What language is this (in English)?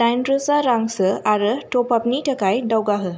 Bodo